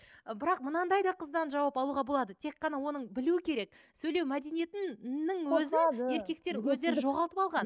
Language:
Kazakh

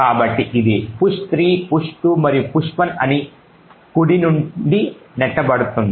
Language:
Telugu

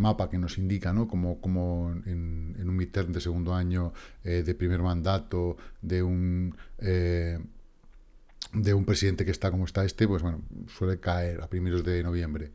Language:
Spanish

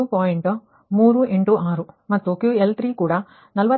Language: Kannada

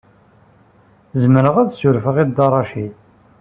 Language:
Kabyle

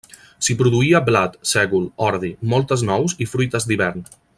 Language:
Catalan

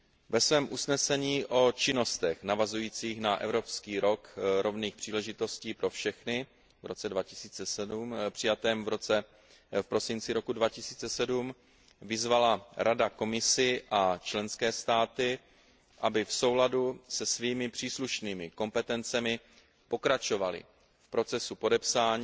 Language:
Czech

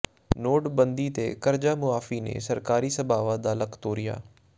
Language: Punjabi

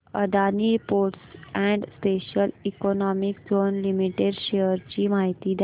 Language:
Marathi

